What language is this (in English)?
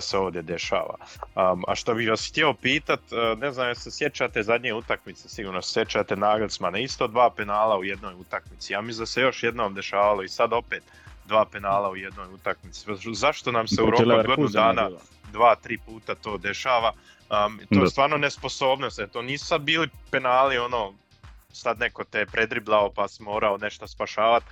Croatian